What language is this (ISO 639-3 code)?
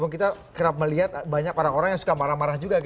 ind